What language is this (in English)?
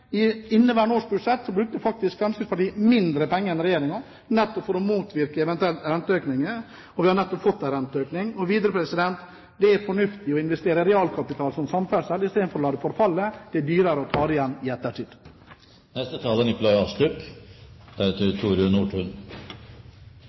Norwegian Bokmål